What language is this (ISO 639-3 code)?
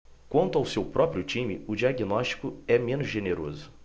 por